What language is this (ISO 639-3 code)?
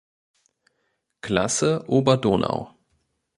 deu